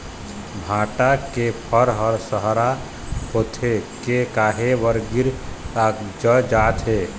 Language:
Chhattisgarhi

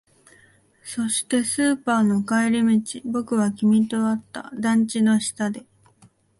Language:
Japanese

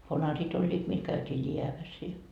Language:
Finnish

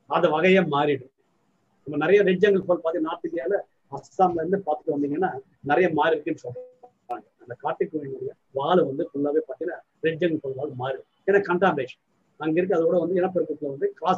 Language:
Tamil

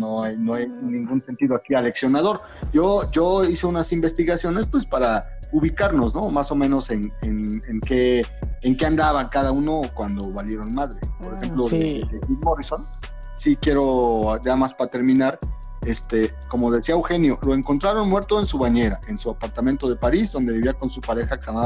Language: Spanish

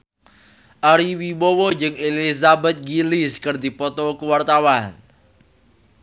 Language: Sundanese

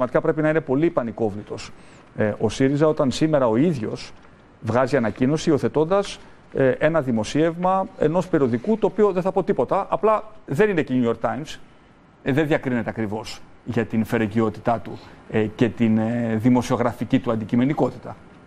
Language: Greek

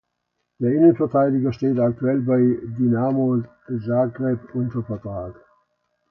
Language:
German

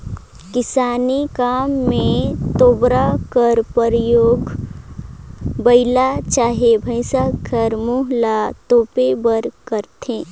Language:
Chhattisgarhi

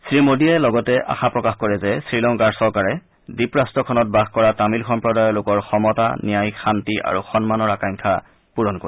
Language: Assamese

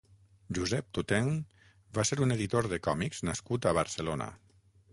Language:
Catalan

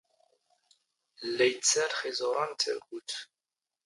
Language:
Standard Moroccan Tamazight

